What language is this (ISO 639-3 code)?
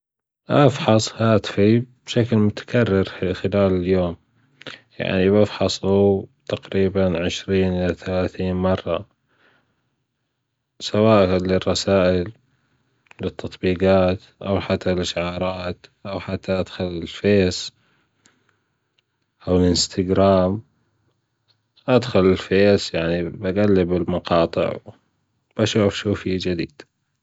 afb